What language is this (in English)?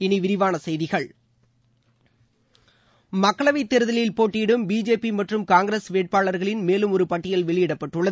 Tamil